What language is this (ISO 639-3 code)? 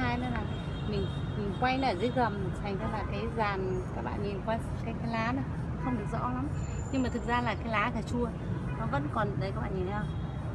vie